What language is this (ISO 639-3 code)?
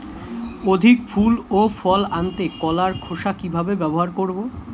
ben